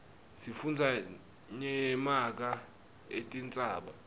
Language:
Swati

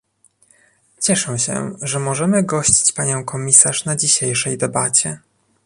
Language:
Polish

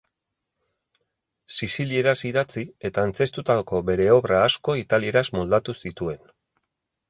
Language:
Basque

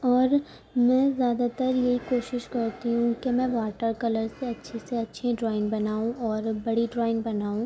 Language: Urdu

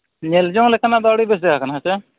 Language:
Santali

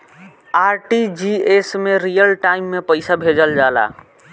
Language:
Bhojpuri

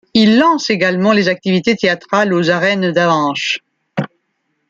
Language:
French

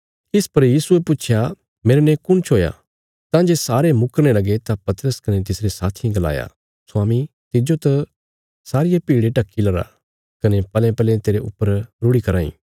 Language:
Bilaspuri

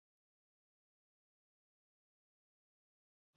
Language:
Urdu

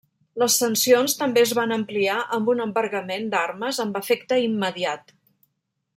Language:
Catalan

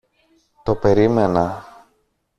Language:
Greek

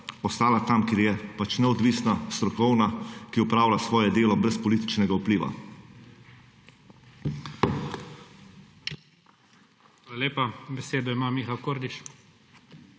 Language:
Slovenian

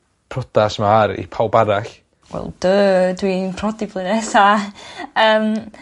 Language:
Welsh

